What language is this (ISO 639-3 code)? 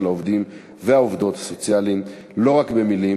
heb